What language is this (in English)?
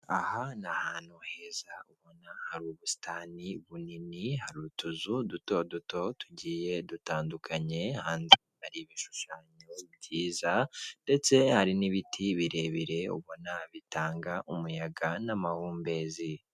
Kinyarwanda